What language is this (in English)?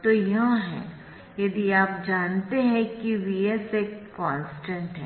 Hindi